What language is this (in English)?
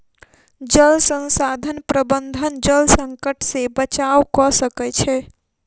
Maithili